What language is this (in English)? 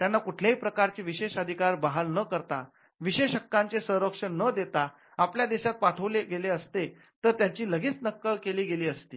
Marathi